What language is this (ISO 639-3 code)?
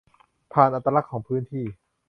tha